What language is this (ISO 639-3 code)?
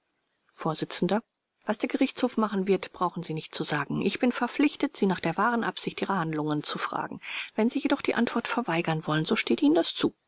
deu